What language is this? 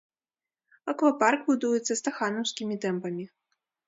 Belarusian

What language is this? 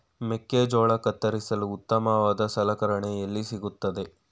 Kannada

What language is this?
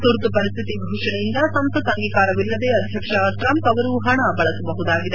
Kannada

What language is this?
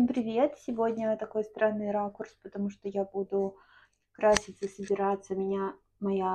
Russian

